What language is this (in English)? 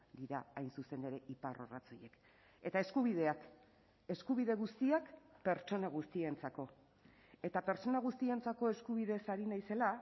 Basque